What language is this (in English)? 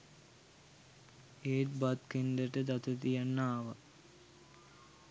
Sinhala